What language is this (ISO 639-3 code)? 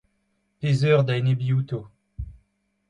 bre